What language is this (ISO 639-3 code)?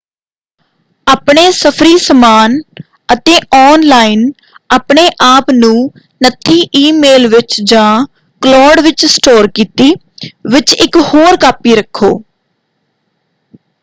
pan